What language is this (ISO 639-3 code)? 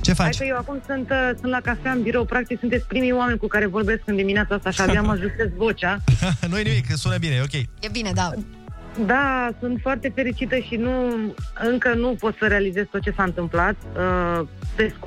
ron